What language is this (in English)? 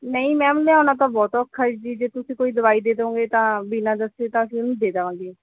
Punjabi